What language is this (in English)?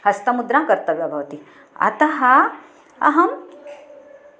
Sanskrit